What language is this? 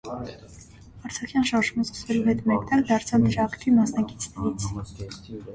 Armenian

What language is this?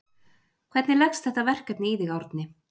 Icelandic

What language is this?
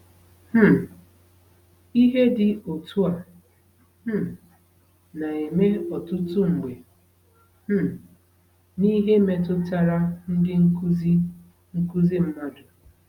Igbo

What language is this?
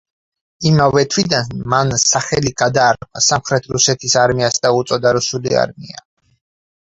Georgian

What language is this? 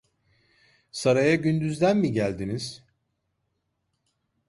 Turkish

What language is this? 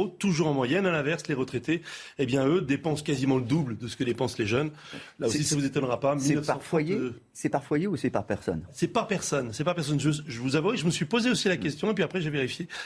French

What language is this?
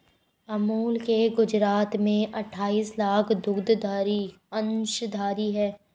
Hindi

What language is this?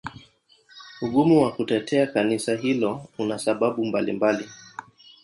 Swahili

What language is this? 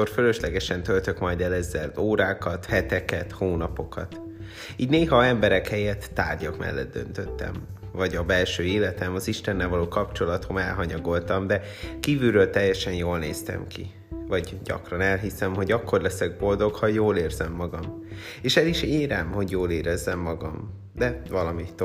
Hungarian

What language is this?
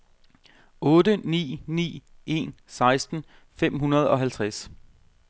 Danish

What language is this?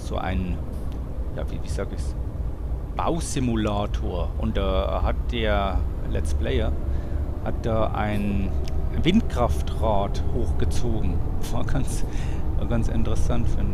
German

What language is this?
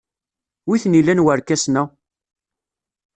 Kabyle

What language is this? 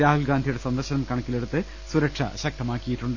Malayalam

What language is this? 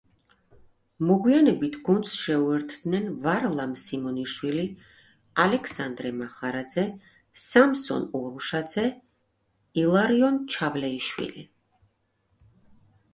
Georgian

